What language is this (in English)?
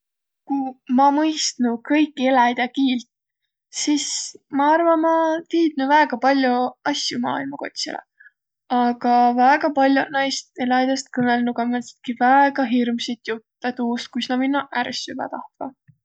Võro